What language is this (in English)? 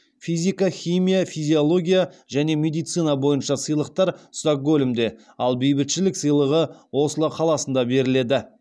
Kazakh